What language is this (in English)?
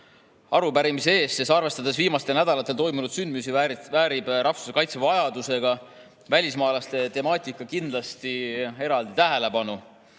Estonian